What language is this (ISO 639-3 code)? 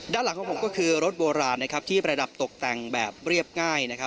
tha